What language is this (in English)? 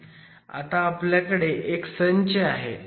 Marathi